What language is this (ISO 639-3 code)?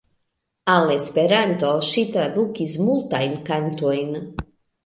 epo